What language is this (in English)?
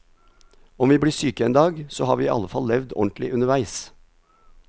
Norwegian